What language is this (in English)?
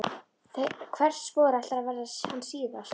Icelandic